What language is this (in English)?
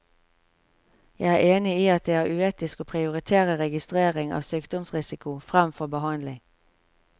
Norwegian